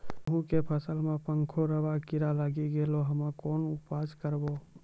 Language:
Maithili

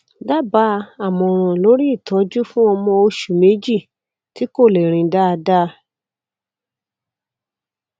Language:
Yoruba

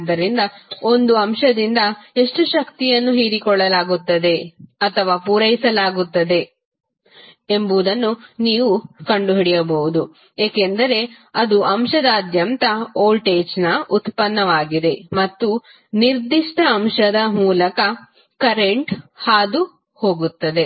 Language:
Kannada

